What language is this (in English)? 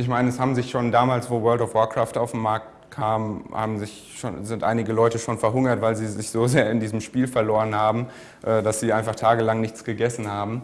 German